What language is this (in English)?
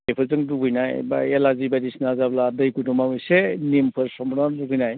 Bodo